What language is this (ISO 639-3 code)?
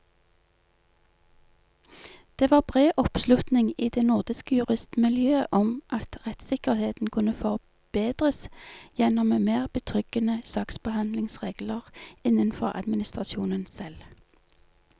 nor